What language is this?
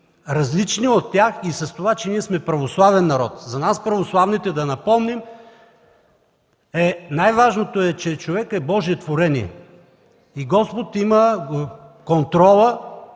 Bulgarian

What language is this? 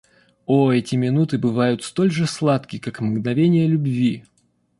Russian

